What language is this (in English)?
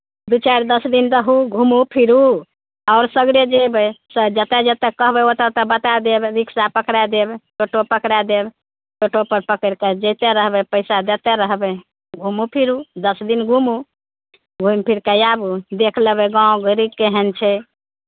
Maithili